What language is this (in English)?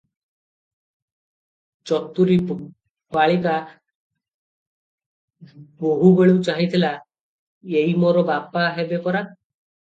Odia